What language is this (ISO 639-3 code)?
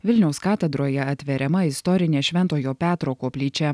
lit